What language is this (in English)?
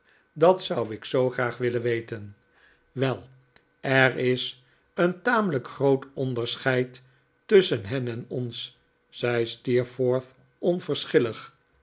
Dutch